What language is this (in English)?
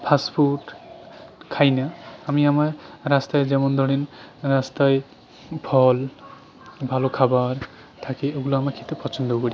Bangla